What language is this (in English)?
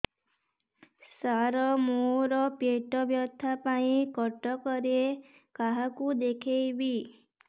Odia